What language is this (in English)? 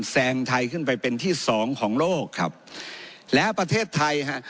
Thai